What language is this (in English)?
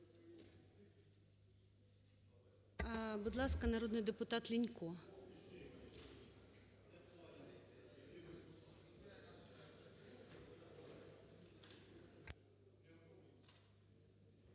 Ukrainian